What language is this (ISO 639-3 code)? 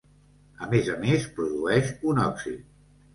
cat